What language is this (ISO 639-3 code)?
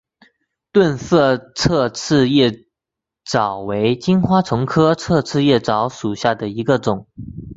zho